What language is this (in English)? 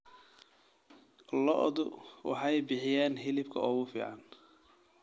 Somali